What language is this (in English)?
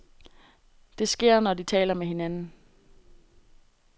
Danish